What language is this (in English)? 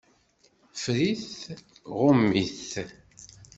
Kabyle